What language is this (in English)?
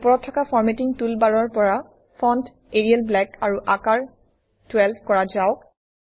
Assamese